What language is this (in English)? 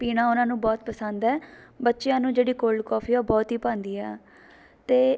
Punjabi